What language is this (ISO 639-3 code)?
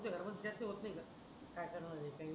mar